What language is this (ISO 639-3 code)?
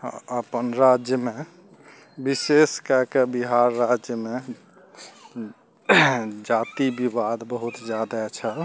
mai